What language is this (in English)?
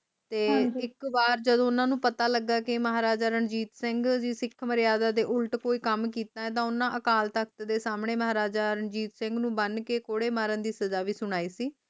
Punjabi